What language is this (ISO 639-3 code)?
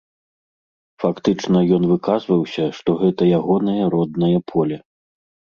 bel